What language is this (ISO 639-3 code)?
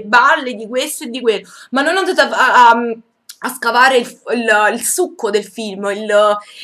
ita